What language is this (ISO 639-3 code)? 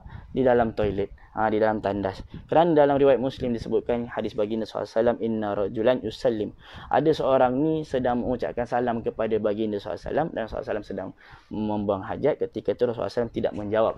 msa